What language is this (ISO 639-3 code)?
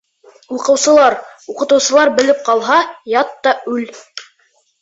bak